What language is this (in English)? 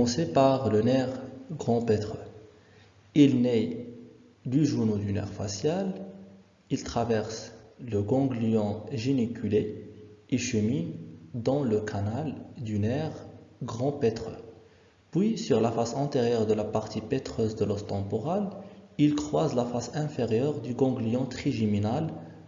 French